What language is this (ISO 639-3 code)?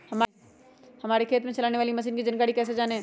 mag